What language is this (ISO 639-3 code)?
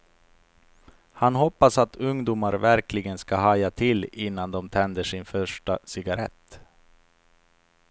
swe